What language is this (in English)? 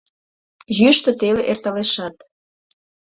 Mari